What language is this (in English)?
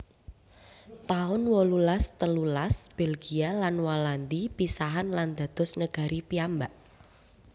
Javanese